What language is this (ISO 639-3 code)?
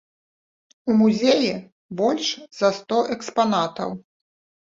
bel